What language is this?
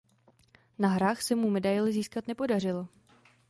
Czech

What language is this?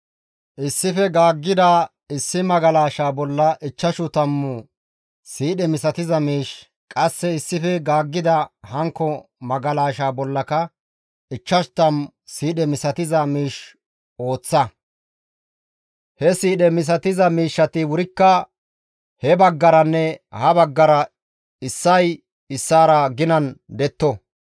Gamo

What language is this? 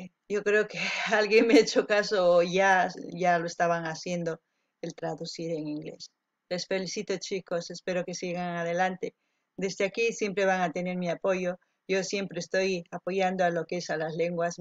Spanish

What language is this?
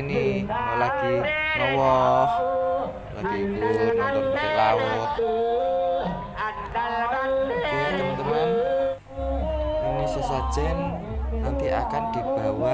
Indonesian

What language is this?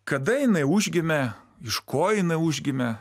Lithuanian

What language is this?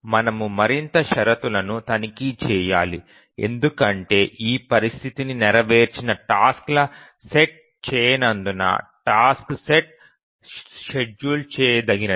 Telugu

